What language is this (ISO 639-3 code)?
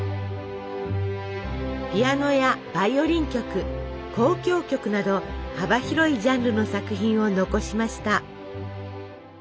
jpn